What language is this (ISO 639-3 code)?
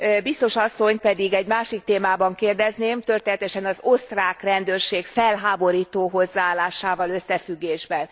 hun